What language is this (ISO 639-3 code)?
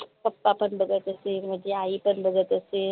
mar